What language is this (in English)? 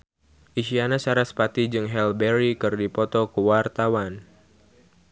Sundanese